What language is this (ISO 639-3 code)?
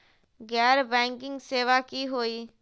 mag